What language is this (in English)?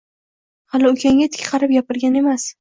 Uzbek